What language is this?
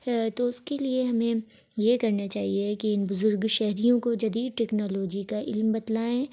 Urdu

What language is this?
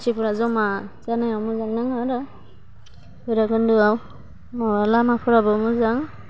Bodo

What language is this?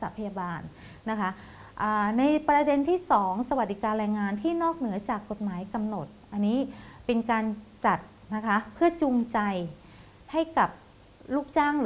Thai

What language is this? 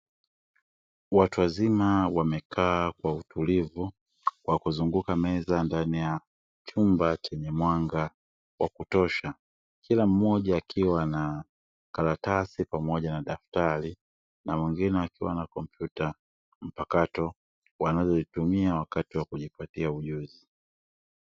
Swahili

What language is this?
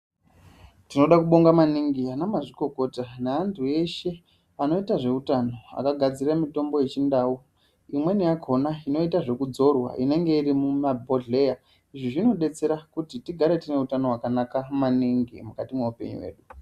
Ndau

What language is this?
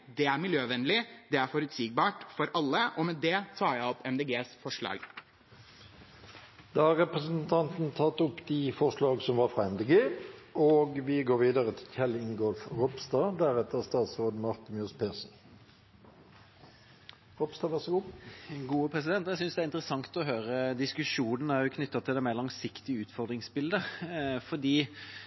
Norwegian Bokmål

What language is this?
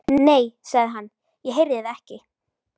Icelandic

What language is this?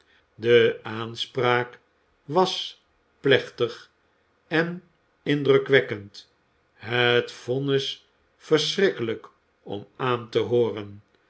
Dutch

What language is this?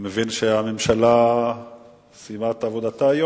Hebrew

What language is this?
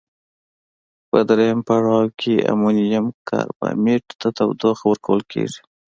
Pashto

